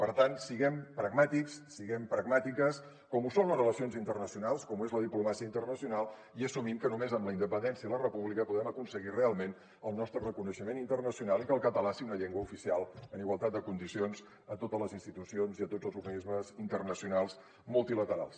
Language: Catalan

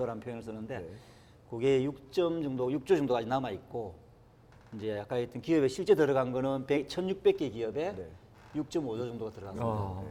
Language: Korean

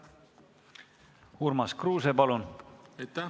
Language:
Estonian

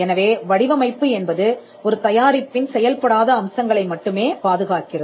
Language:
Tamil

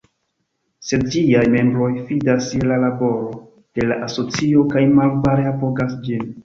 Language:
Esperanto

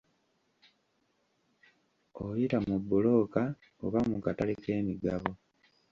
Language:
Ganda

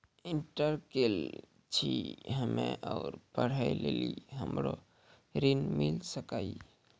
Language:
Maithili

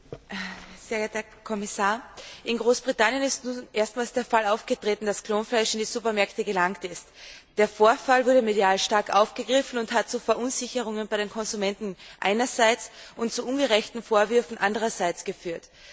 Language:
German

